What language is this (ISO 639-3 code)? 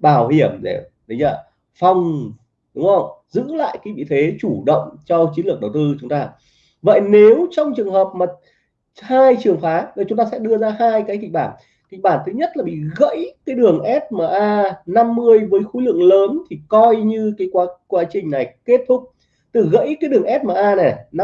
vie